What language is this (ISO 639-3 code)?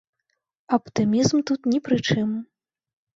bel